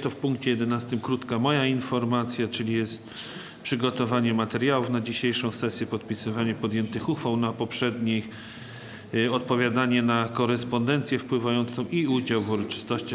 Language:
Polish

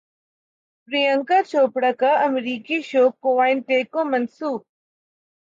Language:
Urdu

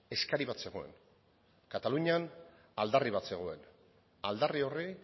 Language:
Basque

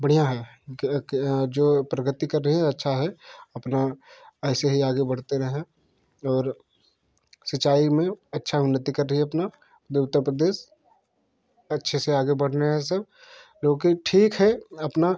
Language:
Hindi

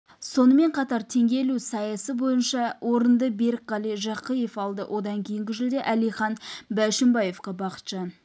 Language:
Kazakh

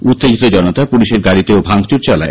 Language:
Bangla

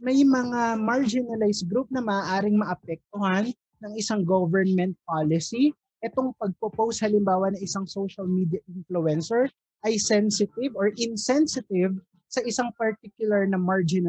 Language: Filipino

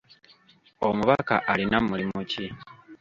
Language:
Ganda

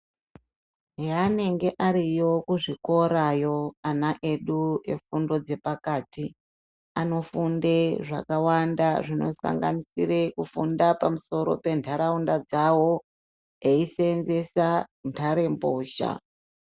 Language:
Ndau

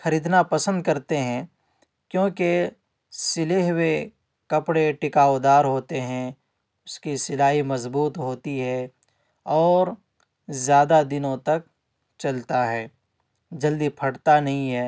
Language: Urdu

